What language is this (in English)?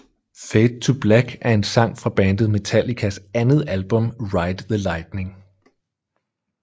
Danish